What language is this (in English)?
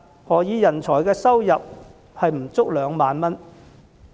Cantonese